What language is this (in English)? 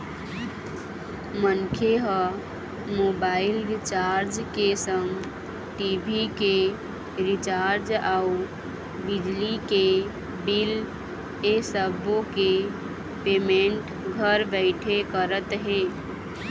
Chhattisgarhi